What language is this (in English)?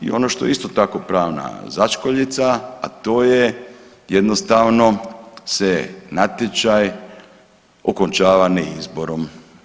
Croatian